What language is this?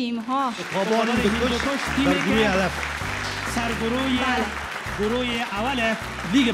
Persian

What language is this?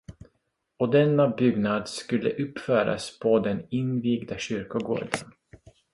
Swedish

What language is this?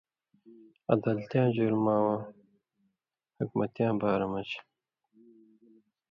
Indus Kohistani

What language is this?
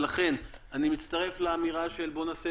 Hebrew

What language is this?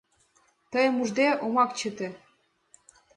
Mari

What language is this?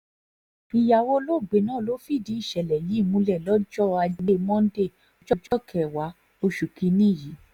Yoruba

